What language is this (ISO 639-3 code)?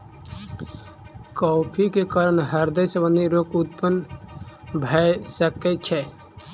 mai